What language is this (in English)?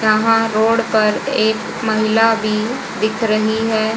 Hindi